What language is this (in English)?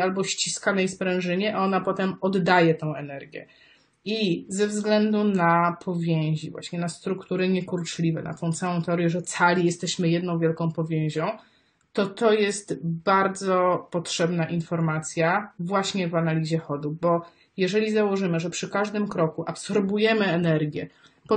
Polish